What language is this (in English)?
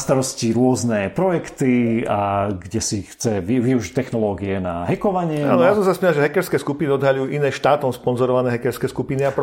Slovak